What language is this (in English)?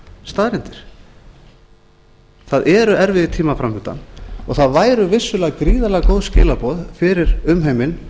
Icelandic